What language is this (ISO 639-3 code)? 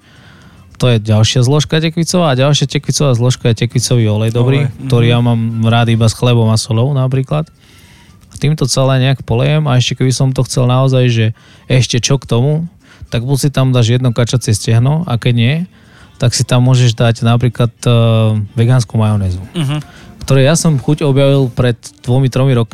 slk